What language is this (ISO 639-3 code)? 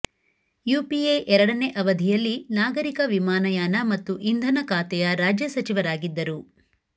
kan